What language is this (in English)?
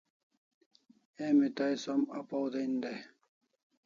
Kalasha